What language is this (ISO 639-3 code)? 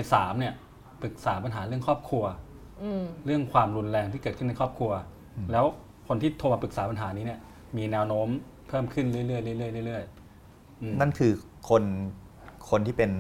tha